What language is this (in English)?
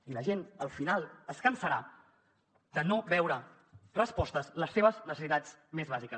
Catalan